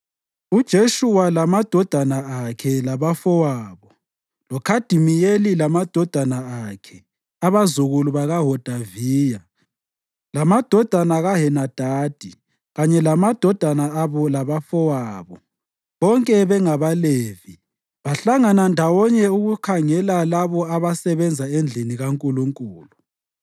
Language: North Ndebele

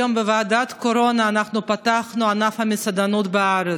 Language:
Hebrew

